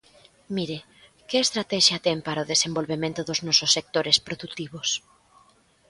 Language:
Galician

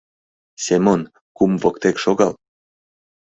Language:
Mari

